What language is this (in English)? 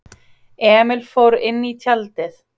Icelandic